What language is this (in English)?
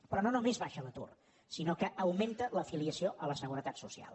Catalan